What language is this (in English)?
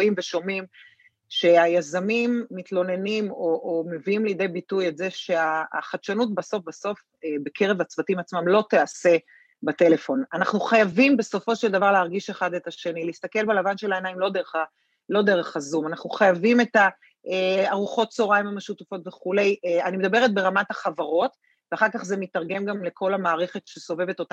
Hebrew